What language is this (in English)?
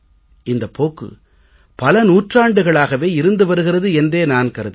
Tamil